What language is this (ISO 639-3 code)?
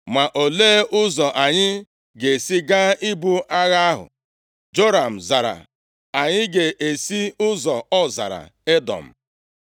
ibo